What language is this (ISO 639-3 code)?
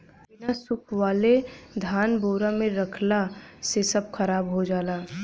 bho